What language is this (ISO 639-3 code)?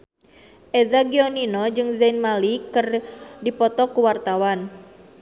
sun